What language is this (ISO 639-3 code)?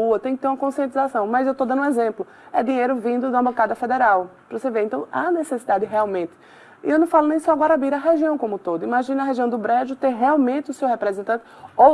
por